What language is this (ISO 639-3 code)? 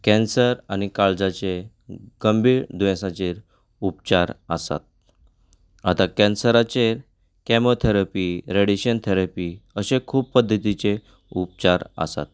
kok